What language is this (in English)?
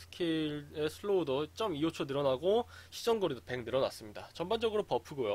Korean